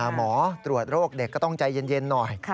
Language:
Thai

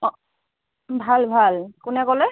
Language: Assamese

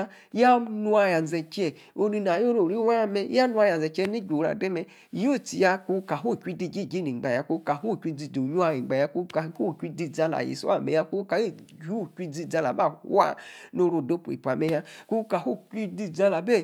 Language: Yace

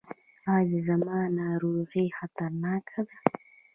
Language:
Pashto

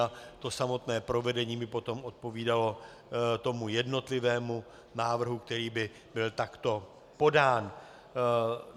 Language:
Czech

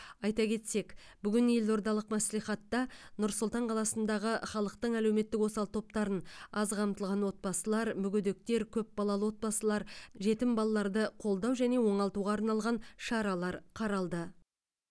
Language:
Kazakh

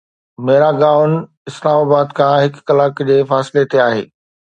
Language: Sindhi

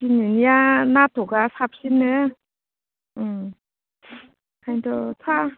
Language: Bodo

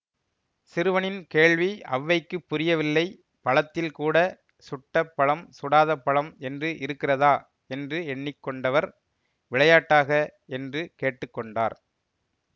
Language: Tamil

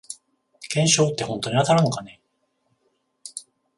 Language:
Japanese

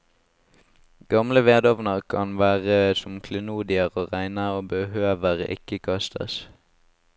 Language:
Norwegian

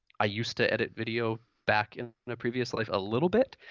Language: English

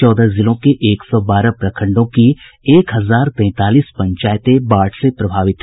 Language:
Hindi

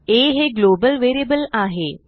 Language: Marathi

